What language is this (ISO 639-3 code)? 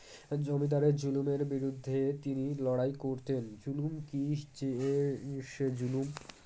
ben